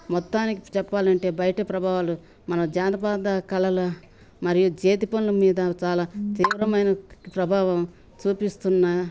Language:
Telugu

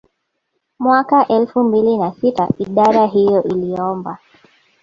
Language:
Swahili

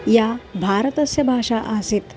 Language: Sanskrit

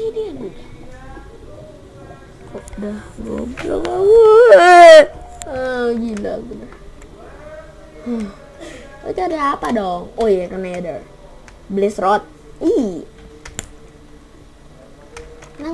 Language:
Indonesian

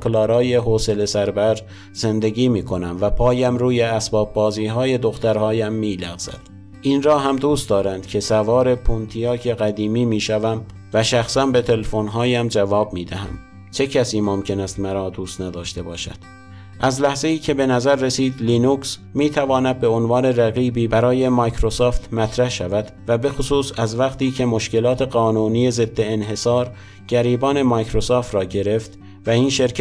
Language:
Persian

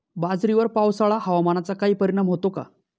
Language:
Marathi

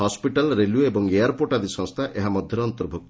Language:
Odia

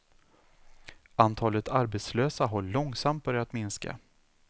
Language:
Swedish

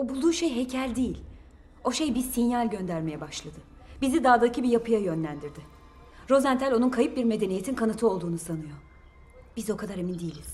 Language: Turkish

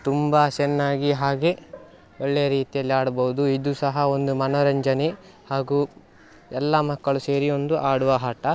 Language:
Kannada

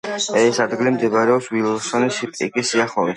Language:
Georgian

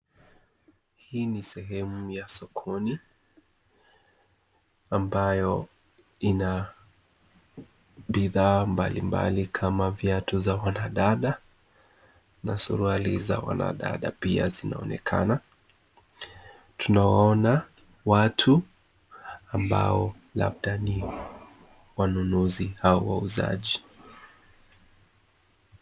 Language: Swahili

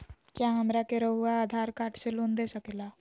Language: Magahi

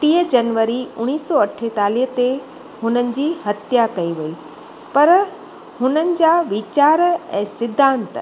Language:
Sindhi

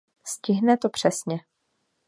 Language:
Czech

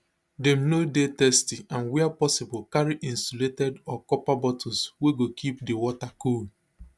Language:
Nigerian Pidgin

